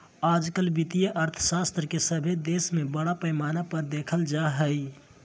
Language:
Magahi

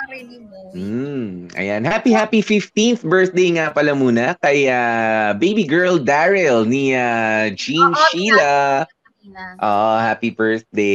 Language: Filipino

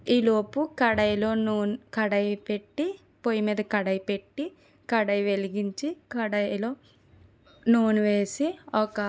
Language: Telugu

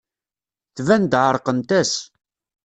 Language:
Kabyle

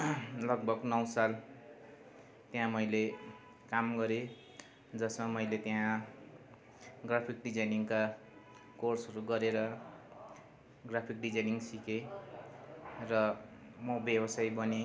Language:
Nepali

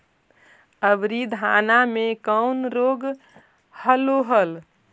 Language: Magahi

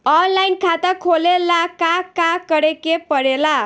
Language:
Bhojpuri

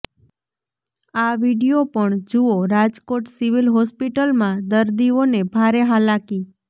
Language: Gujarati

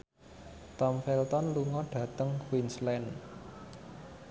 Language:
Javanese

